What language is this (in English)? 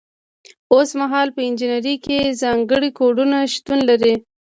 Pashto